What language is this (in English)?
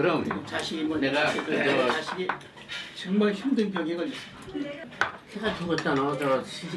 Korean